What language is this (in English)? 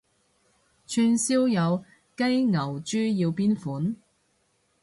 Cantonese